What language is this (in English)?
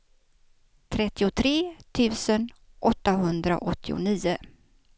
Swedish